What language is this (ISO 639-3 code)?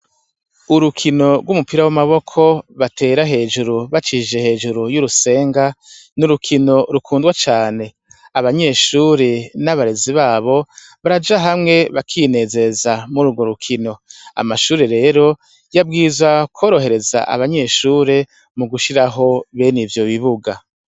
run